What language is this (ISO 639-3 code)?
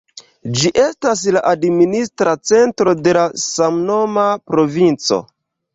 epo